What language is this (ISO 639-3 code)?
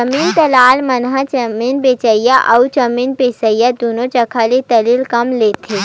hne